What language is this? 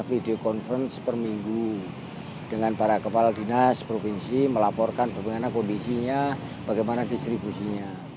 Indonesian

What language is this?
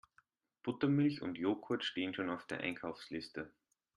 German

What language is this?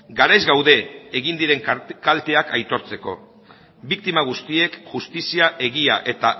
Basque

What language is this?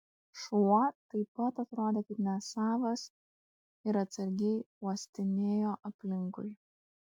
Lithuanian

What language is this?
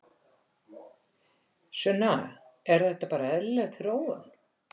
Icelandic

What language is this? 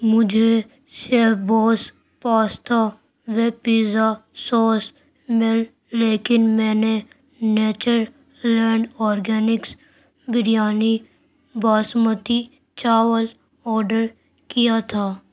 Urdu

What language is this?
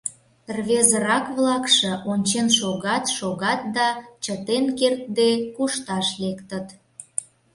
Mari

